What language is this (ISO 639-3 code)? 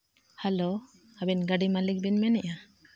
sat